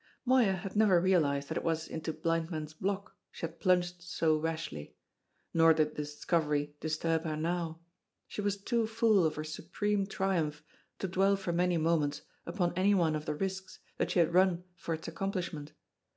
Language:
English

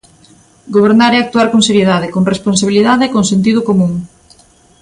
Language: Galician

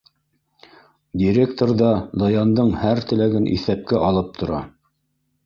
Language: Bashkir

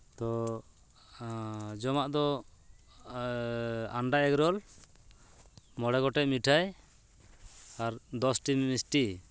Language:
Santali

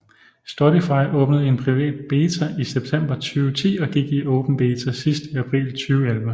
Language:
Danish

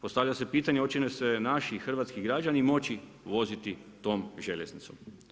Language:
Croatian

